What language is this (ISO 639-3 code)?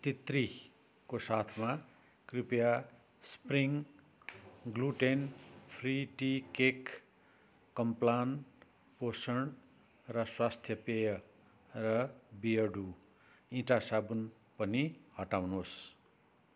nep